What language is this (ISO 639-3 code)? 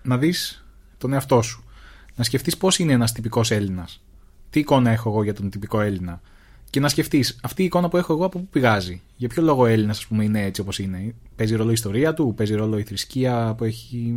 ell